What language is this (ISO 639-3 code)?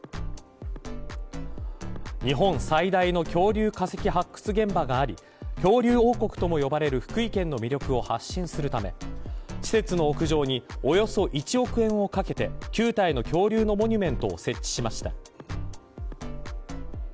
jpn